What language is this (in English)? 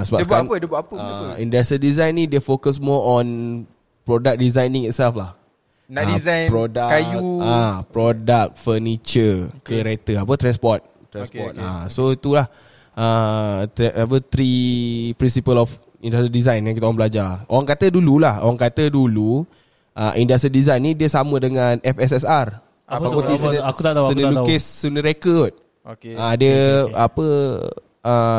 Malay